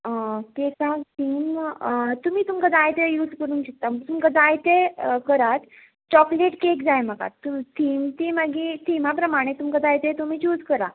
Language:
Konkani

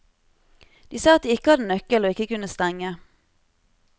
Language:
Norwegian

